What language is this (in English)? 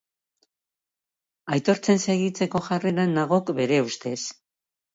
Basque